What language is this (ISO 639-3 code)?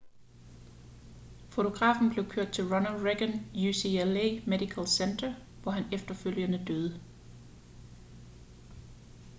dan